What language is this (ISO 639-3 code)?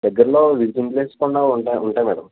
tel